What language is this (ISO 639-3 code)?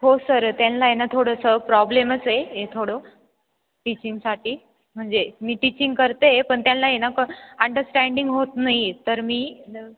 mar